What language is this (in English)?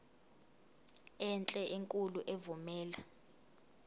Zulu